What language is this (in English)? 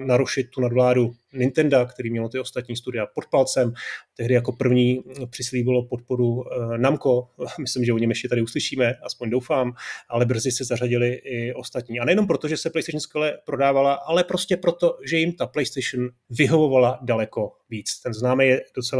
Czech